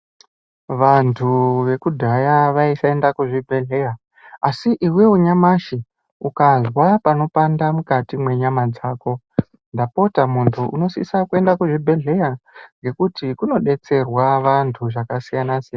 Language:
Ndau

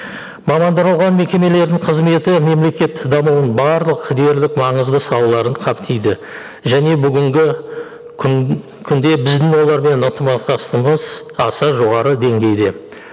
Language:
Kazakh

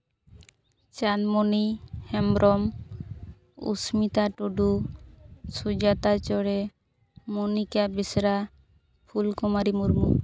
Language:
Santali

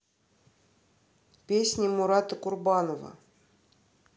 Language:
Russian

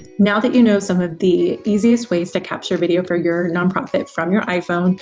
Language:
English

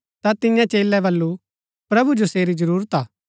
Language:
Gaddi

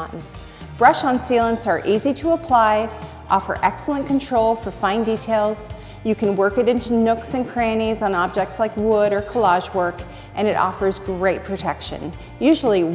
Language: English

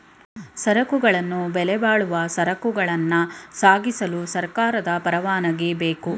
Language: Kannada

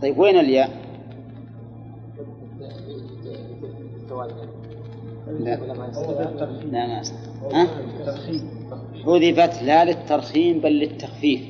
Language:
Arabic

